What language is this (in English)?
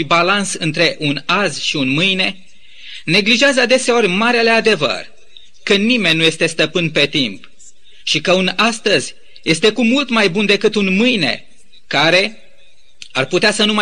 Romanian